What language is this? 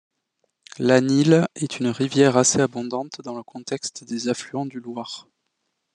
French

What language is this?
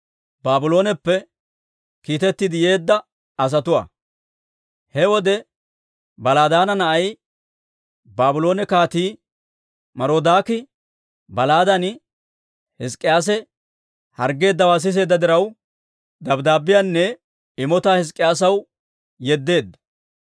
Dawro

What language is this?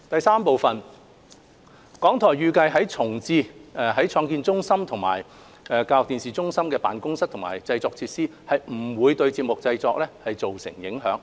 Cantonese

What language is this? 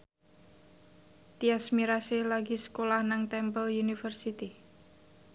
Javanese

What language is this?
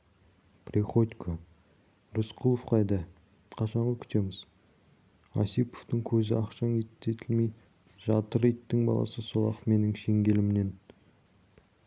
Kazakh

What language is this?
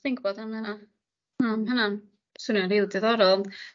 Welsh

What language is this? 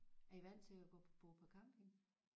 Danish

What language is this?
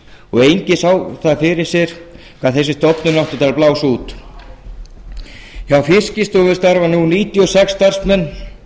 Icelandic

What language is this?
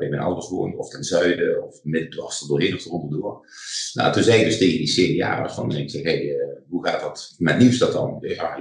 Dutch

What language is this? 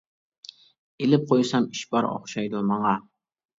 Uyghur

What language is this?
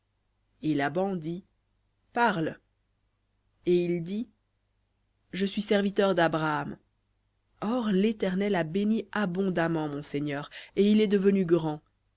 French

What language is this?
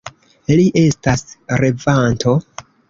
Esperanto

